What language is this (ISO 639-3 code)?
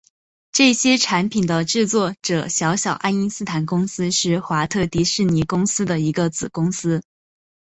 zho